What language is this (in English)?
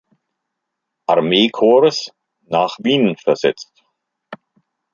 German